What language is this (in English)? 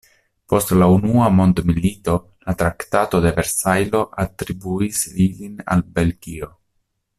Esperanto